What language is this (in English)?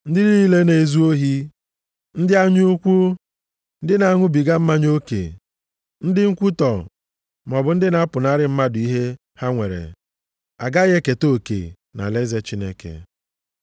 Igbo